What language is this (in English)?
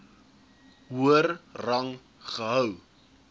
Afrikaans